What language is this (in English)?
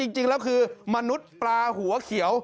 Thai